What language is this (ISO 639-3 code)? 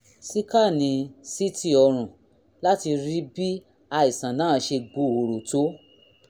yor